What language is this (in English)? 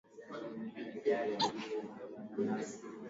Swahili